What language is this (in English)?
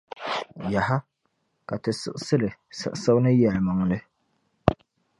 Dagbani